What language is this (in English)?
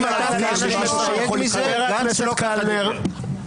Hebrew